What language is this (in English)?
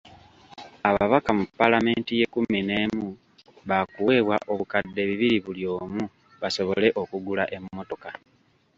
Ganda